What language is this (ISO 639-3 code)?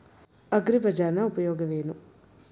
kan